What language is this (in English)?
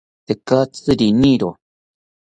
South Ucayali Ashéninka